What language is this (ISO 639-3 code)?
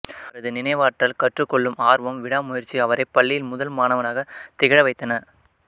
tam